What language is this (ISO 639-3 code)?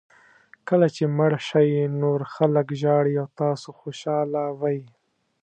pus